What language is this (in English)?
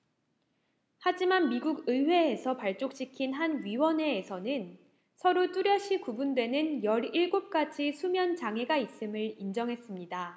Korean